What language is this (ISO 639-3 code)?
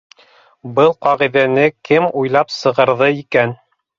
bak